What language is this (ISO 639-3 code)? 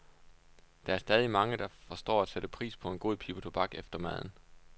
dan